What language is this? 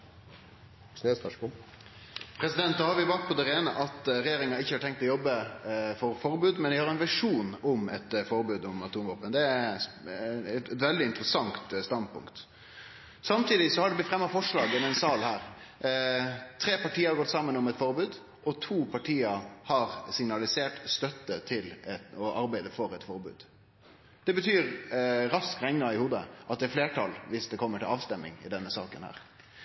Norwegian Nynorsk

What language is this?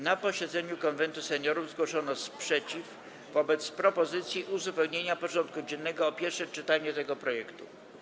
Polish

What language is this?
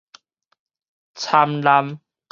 Min Nan Chinese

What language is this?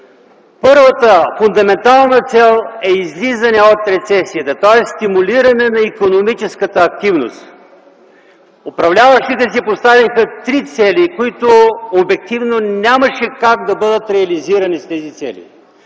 Bulgarian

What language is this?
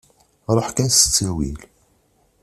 Kabyle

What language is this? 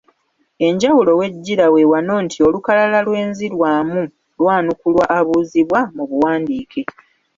Ganda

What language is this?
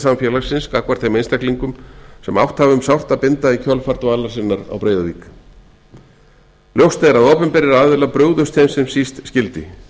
Icelandic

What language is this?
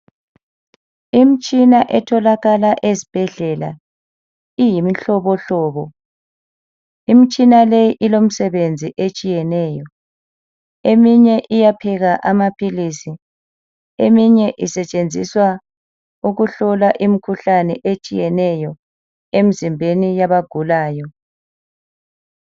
North Ndebele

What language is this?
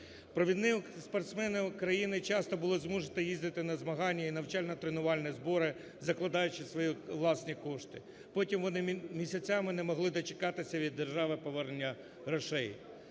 Ukrainian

